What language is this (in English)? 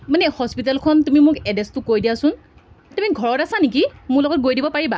Assamese